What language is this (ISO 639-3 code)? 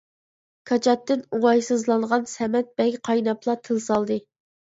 uig